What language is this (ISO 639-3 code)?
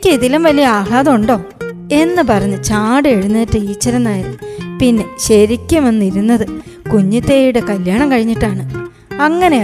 mal